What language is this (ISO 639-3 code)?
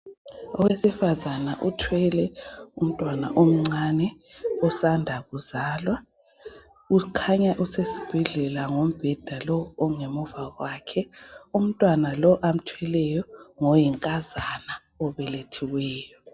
nde